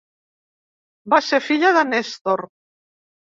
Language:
Catalan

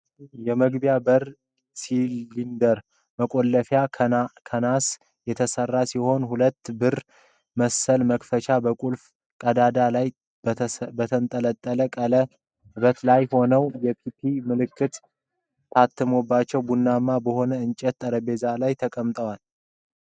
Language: Amharic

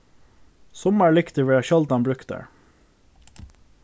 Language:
Faroese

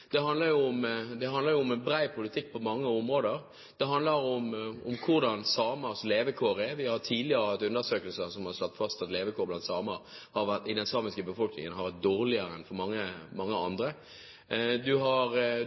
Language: Norwegian Bokmål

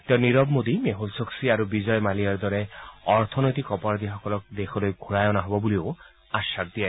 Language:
Assamese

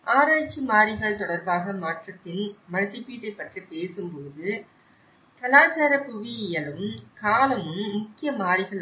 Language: Tamil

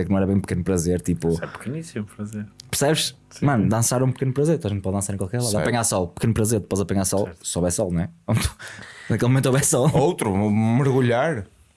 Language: Portuguese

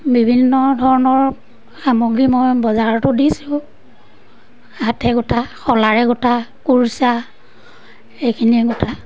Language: Assamese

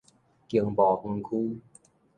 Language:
Min Nan Chinese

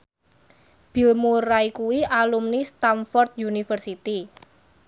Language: Javanese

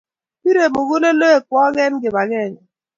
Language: Kalenjin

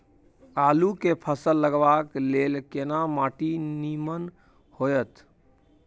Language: Maithili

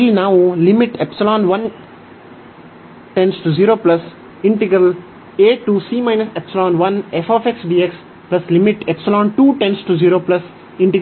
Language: Kannada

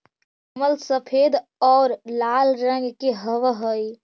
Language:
Magahi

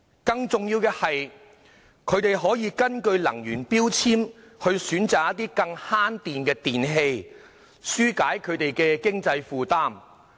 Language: Cantonese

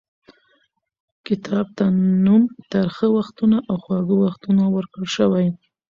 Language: Pashto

